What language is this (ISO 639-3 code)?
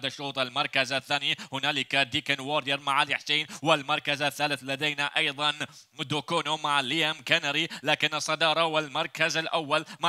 ara